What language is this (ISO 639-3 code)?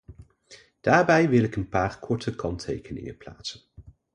nld